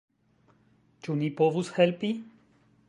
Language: Esperanto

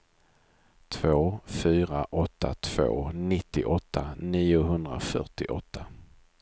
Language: Swedish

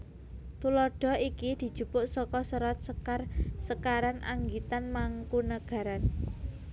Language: Javanese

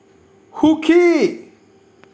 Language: Assamese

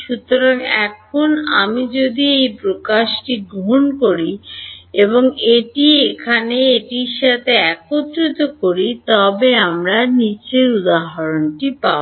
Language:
Bangla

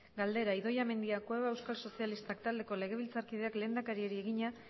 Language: Basque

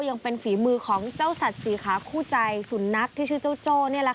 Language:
Thai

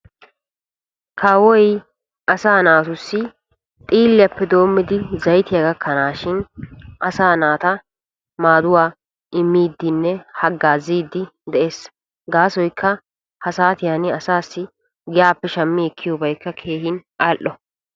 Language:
Wolaytta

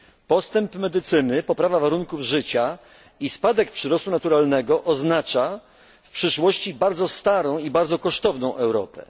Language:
Polish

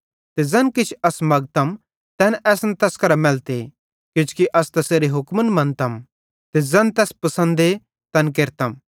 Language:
Bhadrawahi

